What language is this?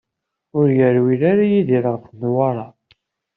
Kabyle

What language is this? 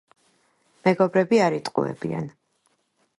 Georgian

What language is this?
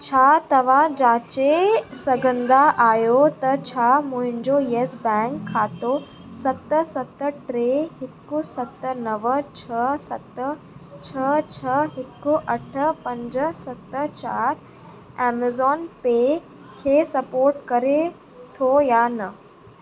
Sindhi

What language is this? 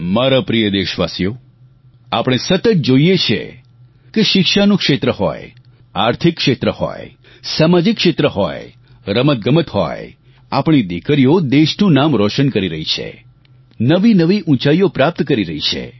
Gujarati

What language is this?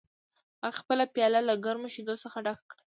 Pashto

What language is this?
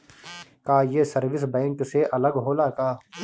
Bhojpuri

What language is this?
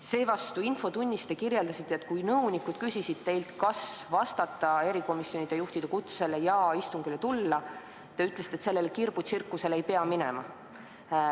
Estonian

